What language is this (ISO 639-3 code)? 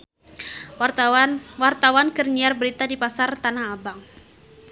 sun